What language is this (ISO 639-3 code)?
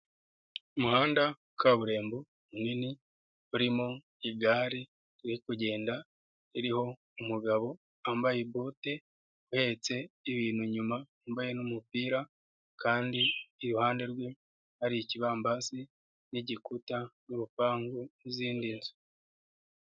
kin